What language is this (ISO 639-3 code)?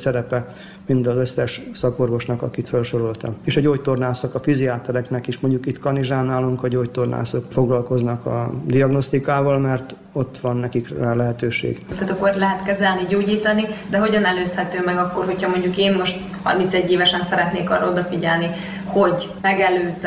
hun